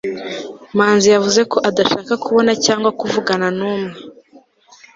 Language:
Kinyarwanda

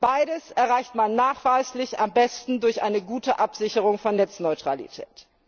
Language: German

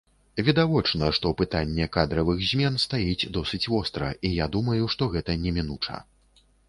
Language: Belarusian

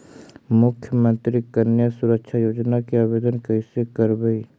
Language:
Magahi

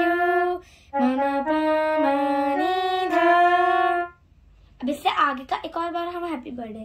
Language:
Hindi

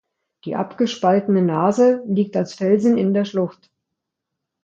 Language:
German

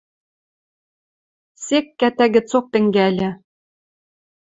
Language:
Western Mari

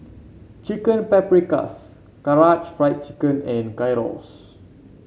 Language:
English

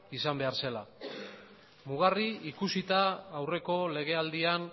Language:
Basque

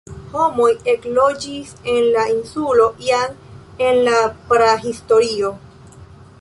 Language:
Esperanto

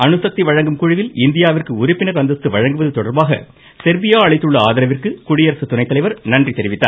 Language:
Tamil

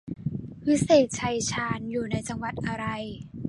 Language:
Thai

